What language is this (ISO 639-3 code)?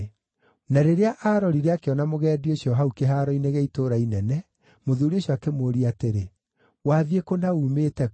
kik